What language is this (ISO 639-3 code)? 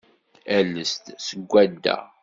kab